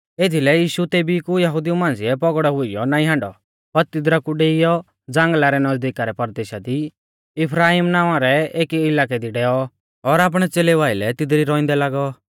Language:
Mahasu Pahari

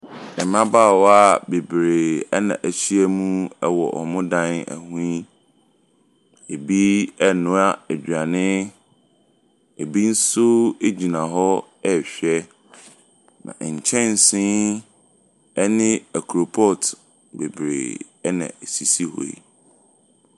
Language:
Akan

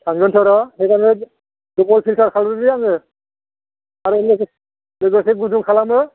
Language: Bodo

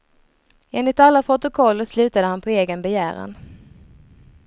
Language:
Swedish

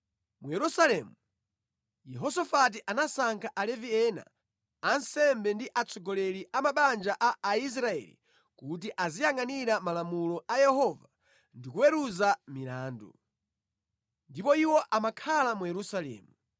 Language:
Nyanja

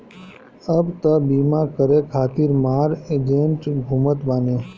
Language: Bhojpuri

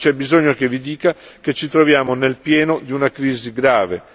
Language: Italian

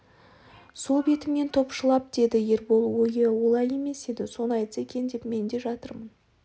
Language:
Kazakh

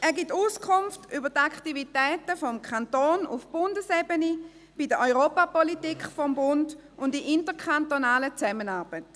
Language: Swiss German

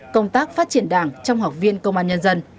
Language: Vietnamese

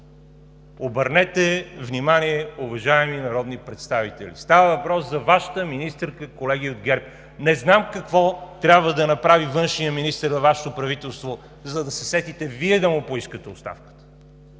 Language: Bulgarian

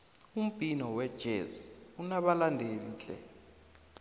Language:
South Ndebele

